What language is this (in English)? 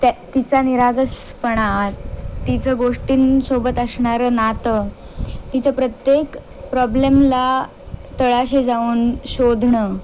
Marathi